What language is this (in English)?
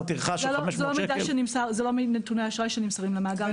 Hebrew